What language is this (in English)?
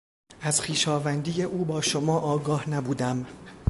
Persian